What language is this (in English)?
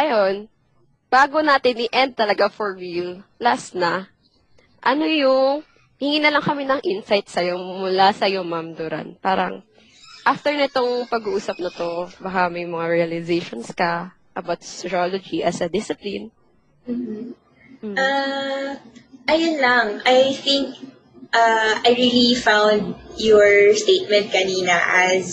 Filipino